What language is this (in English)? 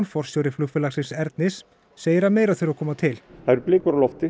Icelandic